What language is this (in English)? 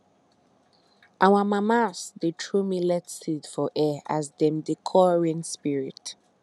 Nigerian Pidgin